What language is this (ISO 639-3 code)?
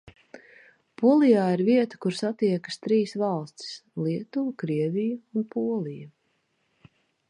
lav